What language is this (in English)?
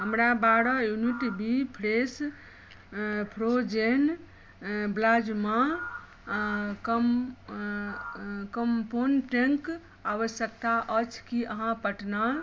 Maithili